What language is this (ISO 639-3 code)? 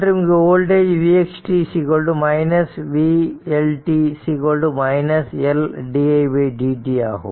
tam